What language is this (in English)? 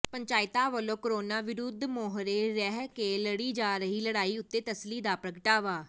Punjabi